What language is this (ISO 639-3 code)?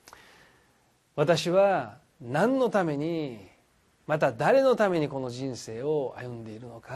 jpn